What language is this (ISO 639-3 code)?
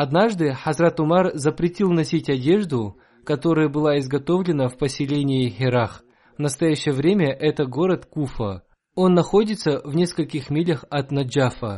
rus